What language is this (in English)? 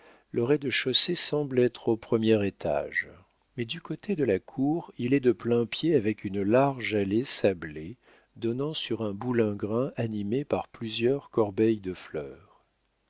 French